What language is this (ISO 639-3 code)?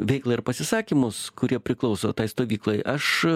lit